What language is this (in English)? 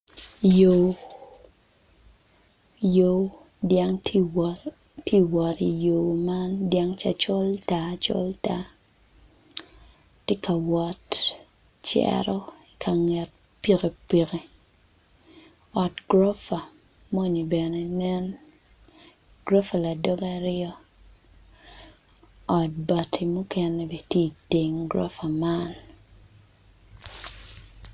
Acoli